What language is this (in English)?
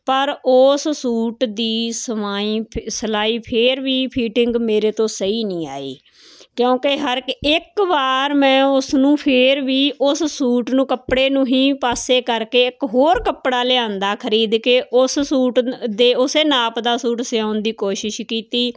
Punjabi